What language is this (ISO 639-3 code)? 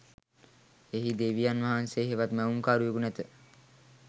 sin